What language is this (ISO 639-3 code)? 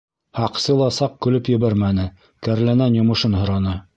bak